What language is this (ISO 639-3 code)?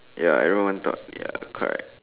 eng